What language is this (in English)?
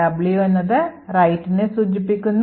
Malayalam